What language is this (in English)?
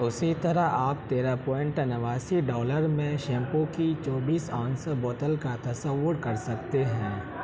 Urdu